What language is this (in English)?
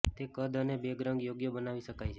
Gujarati